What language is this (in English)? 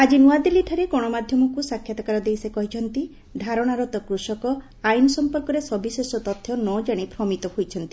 Odia